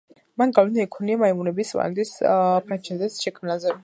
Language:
Georgian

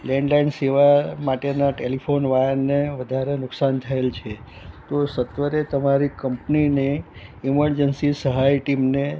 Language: Gujarati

